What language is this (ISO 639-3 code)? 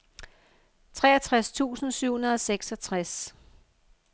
dan